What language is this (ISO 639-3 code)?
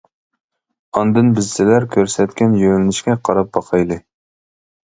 uig